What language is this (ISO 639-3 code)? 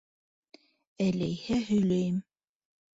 bak